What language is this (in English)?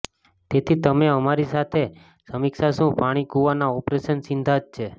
Gujarati